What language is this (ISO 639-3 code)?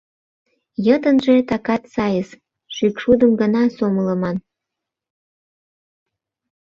chm